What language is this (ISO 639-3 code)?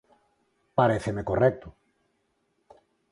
glg